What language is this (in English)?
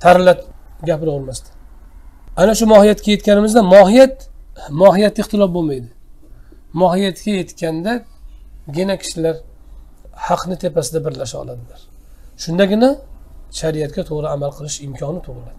Turkish